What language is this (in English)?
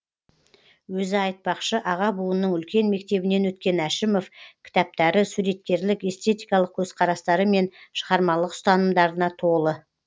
Kazakh